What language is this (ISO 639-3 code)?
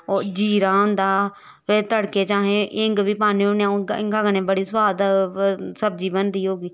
doi